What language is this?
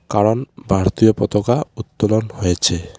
Bangla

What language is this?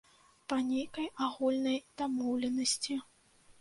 Belarusian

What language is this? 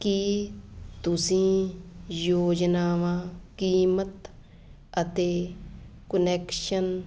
Punjabi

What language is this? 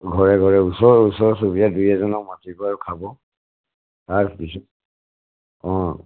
Assamese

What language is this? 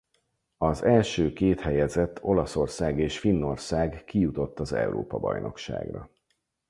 Hungarian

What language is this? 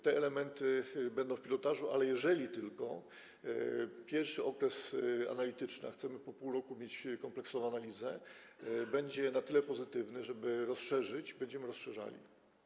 Polish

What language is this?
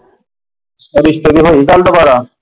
Punjabi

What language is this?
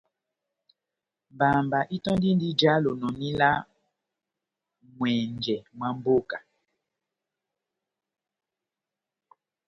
Batanga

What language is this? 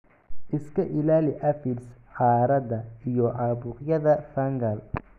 Somali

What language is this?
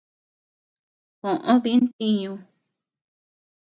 Tepeuxila Cuicatec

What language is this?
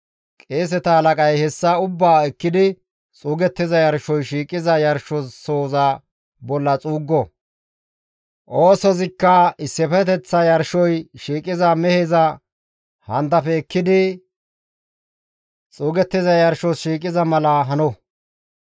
Gamo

